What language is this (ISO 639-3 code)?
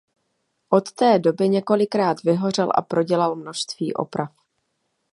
ces